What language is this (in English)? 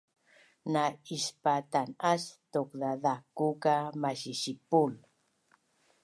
Bunun